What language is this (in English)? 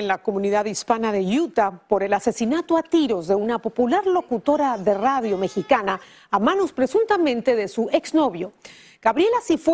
Spanish